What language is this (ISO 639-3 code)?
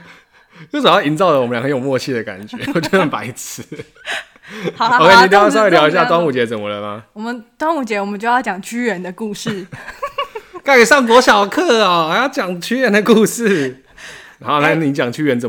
zho